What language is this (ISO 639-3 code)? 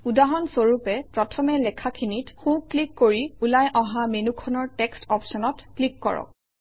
asm